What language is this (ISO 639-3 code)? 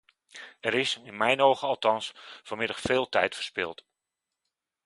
nld